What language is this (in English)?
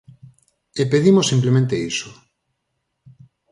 Galician